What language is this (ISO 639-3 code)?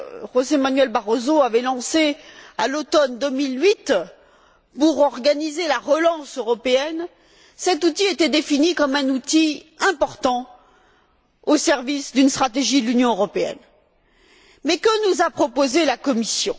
fra